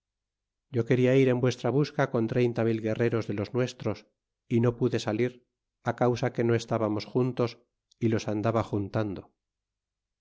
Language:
Spanish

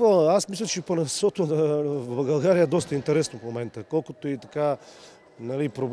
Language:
Bulgarian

